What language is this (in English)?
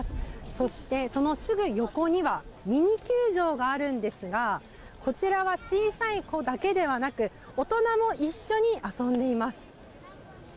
Japanese